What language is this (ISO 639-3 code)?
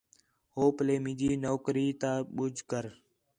xhe